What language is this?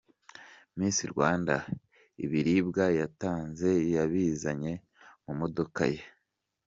Kinyarwanda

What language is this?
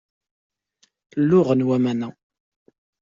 Kabyle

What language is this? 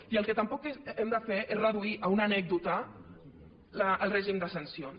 Catalan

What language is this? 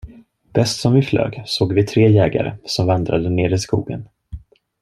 Swedish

